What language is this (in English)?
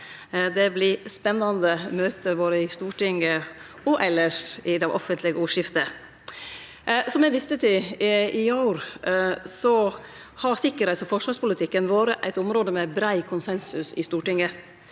Norwegian